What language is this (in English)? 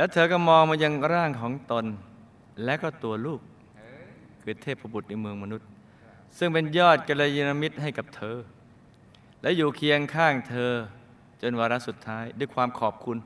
Thai